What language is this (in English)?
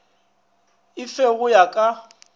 Northern Sotho